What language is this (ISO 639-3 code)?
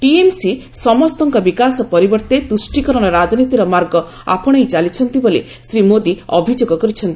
ori